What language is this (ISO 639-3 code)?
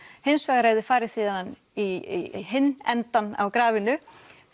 isl